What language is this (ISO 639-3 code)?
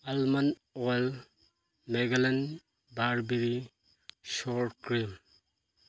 mni